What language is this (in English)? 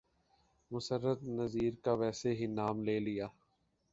Urdu